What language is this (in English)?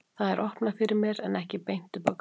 Icelandic